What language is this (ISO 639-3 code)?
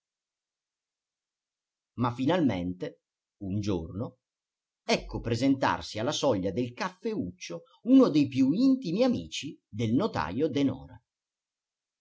ita